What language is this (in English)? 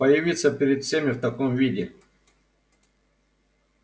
Russian